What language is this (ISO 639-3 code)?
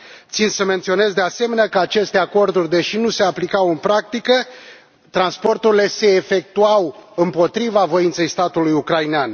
ron